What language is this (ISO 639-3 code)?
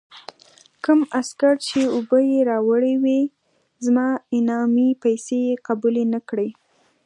pus